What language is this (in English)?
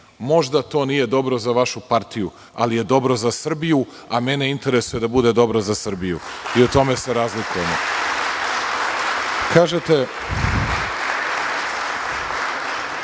Serbian